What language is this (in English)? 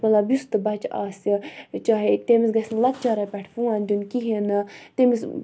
Kashmiri